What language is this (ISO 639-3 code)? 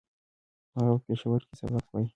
pus